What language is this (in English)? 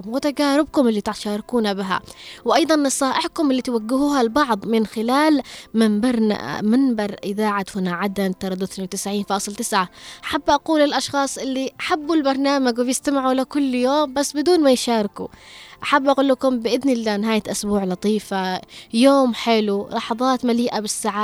Arabic